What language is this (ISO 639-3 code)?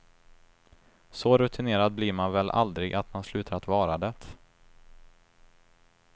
swe